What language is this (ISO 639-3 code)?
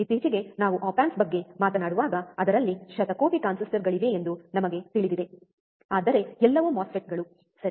kan